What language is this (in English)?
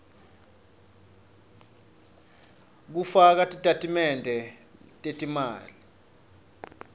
Swati